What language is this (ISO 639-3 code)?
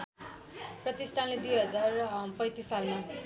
nep